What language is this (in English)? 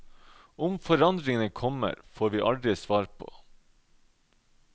Norwegian